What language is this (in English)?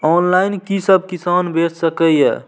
Maithili